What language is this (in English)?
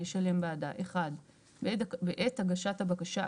Hebrew